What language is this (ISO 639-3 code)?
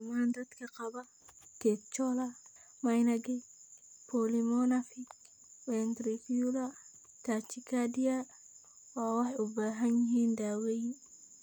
som